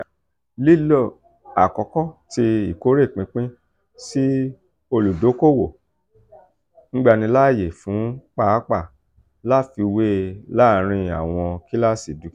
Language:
Yoruba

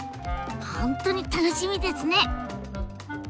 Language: Japanese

